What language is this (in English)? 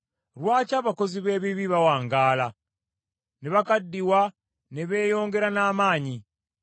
Ganda